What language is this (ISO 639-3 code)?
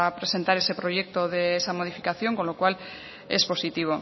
spa